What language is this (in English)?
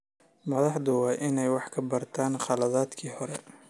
Somali